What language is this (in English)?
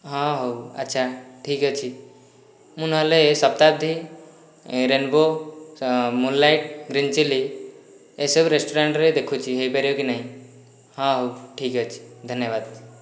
Odia